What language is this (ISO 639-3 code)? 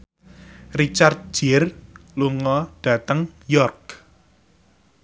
jav